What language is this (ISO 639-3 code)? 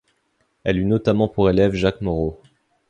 fra